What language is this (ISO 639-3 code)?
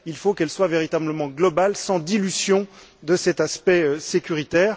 fra